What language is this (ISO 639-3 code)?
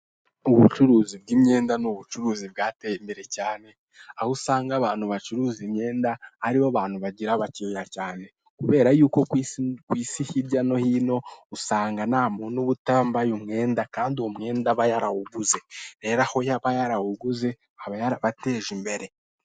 kin